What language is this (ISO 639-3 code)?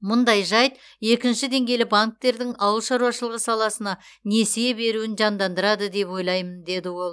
kaz